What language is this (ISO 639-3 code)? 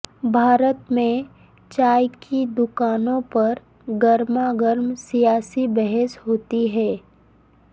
urd